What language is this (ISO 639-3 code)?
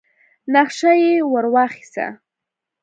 pus